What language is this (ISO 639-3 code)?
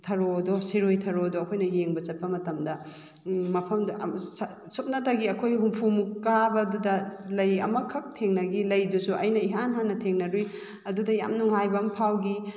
mni